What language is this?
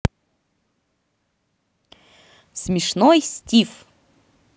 Russian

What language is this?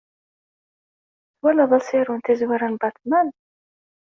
Kabyle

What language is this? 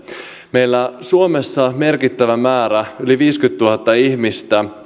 Finnish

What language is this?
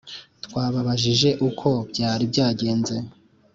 Kinyarwanda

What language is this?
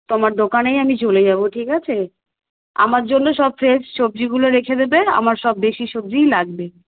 Bangla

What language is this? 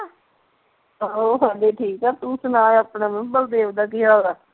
Punjabi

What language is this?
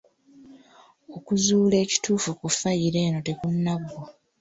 Ganda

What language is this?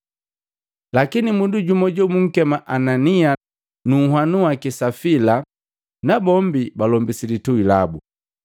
Matengo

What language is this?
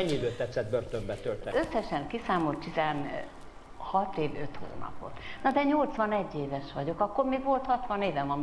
Hungarian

